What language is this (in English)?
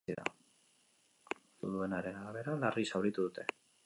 Basque